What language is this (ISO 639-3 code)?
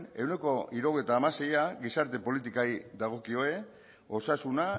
eus